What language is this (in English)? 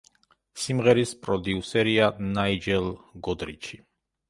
Georgian